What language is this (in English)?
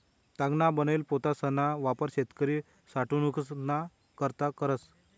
Marathi